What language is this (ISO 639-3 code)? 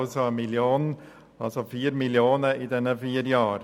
gsw